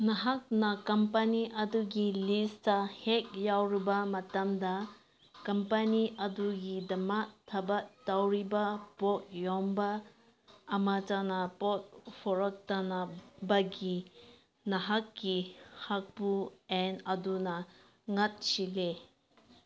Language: Manipuri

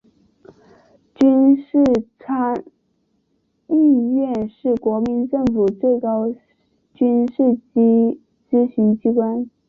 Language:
Chinese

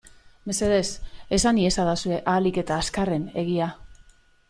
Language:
Basque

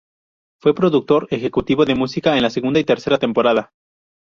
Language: Spanish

